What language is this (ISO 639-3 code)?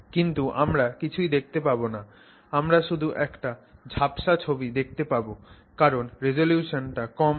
ben